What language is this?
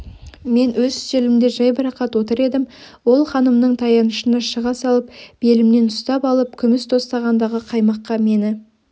Kazakh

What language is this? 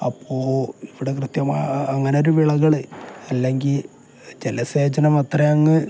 Malayalam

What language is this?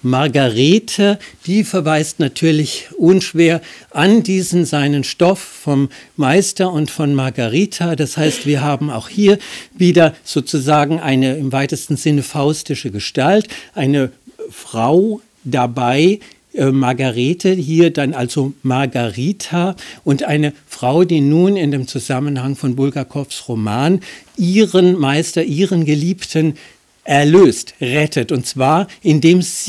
German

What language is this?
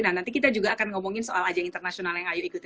Indonesian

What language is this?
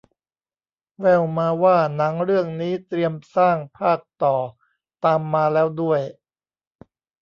Thai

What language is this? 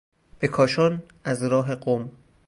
Persian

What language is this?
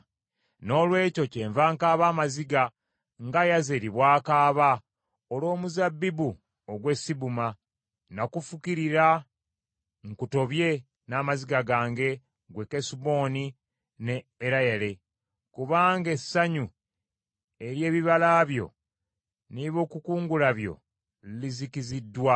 Ganda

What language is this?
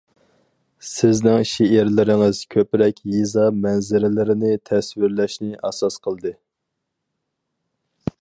Uyghur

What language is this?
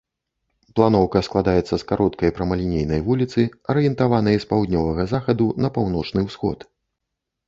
Belarusian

